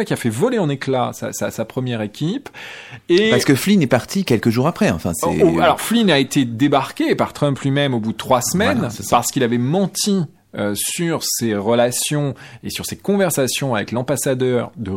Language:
French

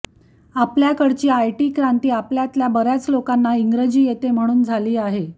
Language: Marathi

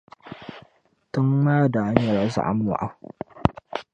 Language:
Dagbani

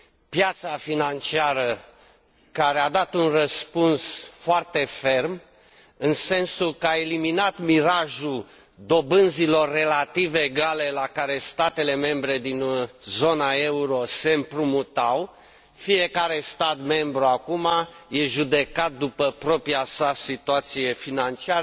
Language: Romanian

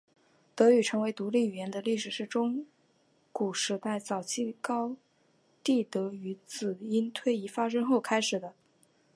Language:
Chinese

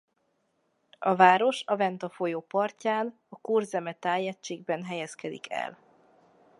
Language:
Hungarian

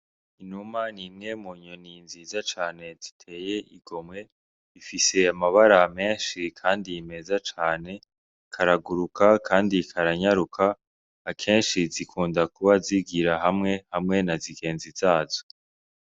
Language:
Rundi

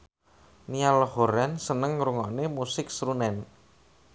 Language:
Javanese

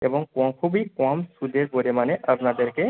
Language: Bangla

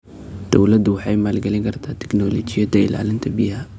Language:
Somali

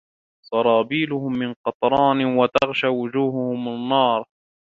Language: Arabic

